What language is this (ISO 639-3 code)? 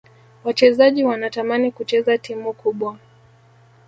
swa